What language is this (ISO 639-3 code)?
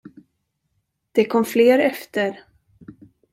swe